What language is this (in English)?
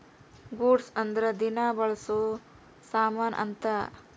Kannada